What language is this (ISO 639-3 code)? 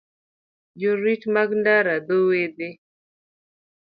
luo